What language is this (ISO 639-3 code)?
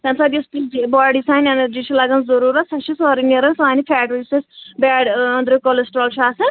kas